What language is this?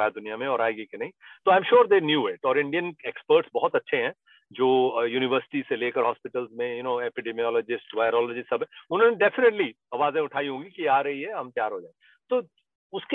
Hindi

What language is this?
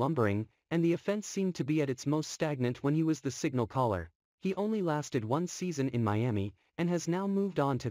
English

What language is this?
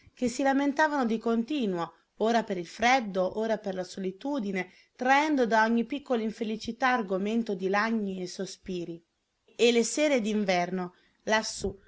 Italian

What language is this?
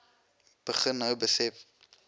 Afrikaans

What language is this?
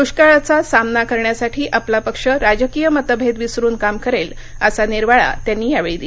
Marathi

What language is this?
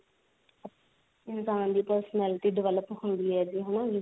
Punjabi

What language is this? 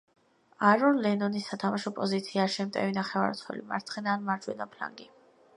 Georgian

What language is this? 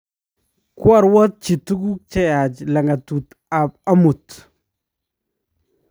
Kalenjin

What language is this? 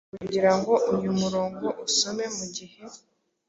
Kinyarwanda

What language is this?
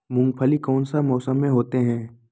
Magahi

